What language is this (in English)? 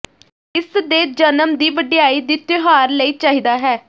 Punjabi